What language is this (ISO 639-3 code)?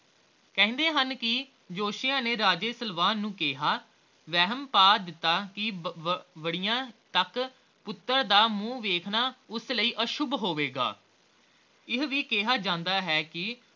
pan